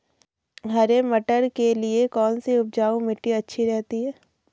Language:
Hindi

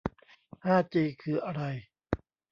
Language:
Thai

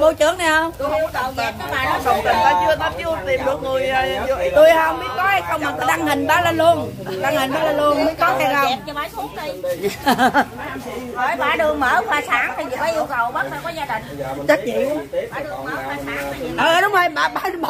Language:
Vietnamese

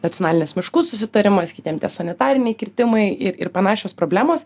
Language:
Lithuanian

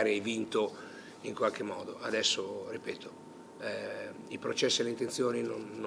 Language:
Italian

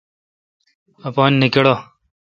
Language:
Kalkoti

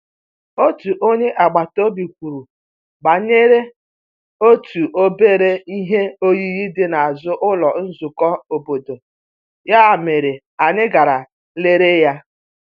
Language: Igbo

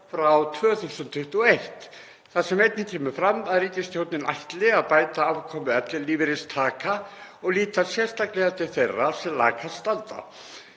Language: Icelandic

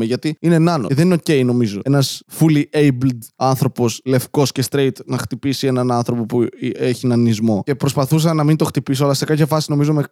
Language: Greek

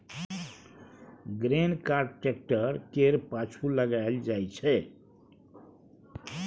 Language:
Maithili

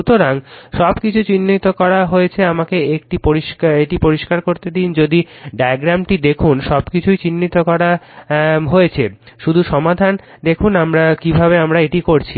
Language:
Bangla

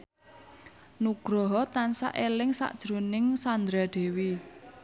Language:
Javanese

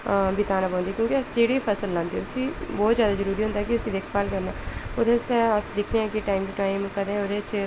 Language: Dogri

